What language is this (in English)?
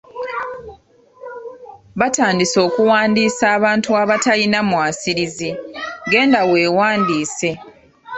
Ganda